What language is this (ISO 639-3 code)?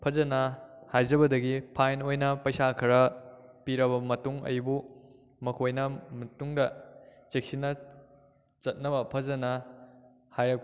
mni